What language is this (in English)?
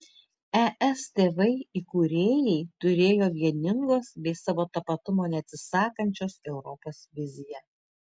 Lithuanian